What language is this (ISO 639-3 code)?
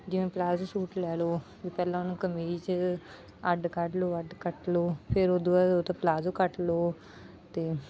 pan